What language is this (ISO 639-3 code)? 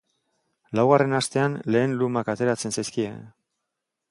eus